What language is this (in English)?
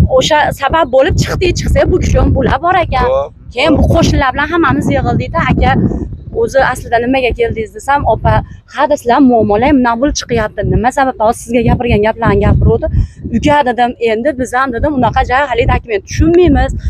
Turkish